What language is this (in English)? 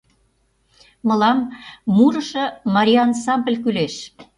Mari